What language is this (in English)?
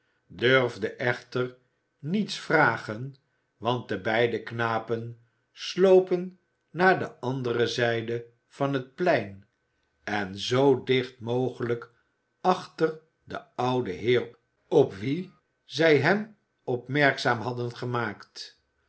Dutch